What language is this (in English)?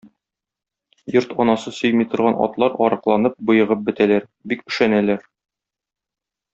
Tatar